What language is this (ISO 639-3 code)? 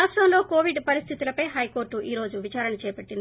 tel